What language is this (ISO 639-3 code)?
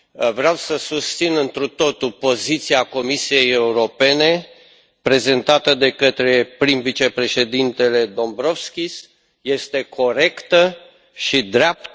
ron